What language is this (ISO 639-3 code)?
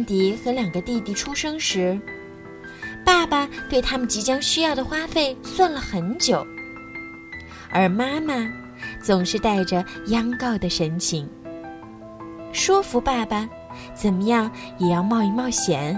zho